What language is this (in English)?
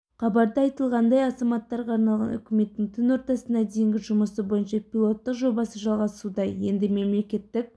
Kazakh